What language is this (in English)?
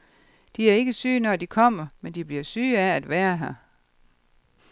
Danish